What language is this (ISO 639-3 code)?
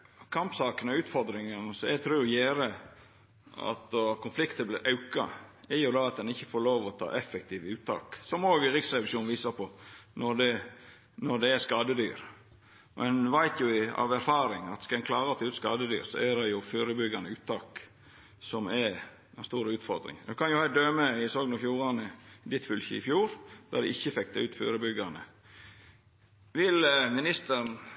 nno